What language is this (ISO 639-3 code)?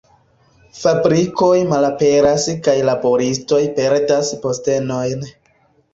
epo